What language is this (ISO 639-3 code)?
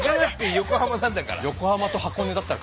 jpn